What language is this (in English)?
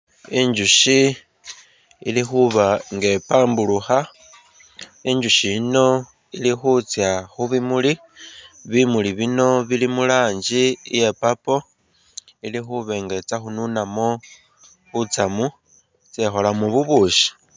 Masaaba